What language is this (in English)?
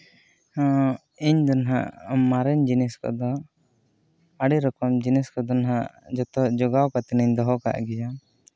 Santali